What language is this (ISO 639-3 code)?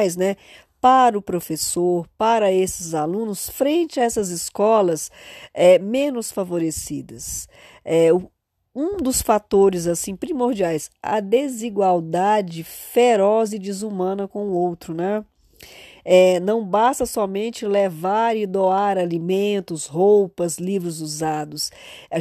por